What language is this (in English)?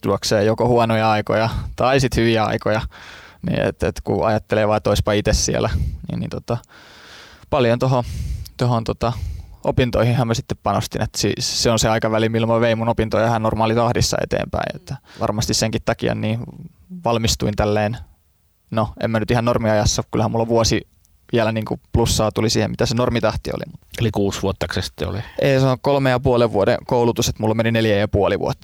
Finnish